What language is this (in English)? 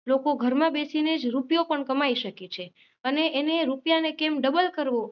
Gujarati